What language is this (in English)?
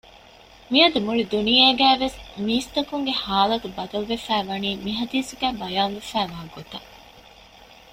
Divehi